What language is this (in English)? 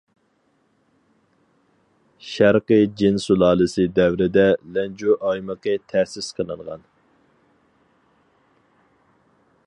Uyghur